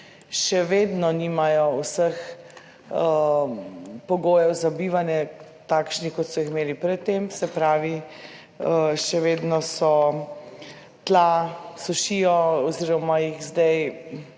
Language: Slovenian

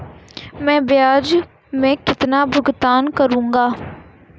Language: Hindi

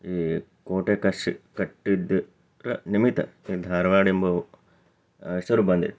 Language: Kannada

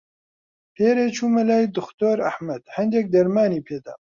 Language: Central Kurdish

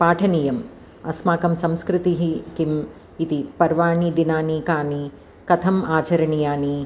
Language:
Sanskrit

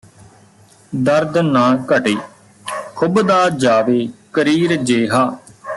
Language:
Punjabi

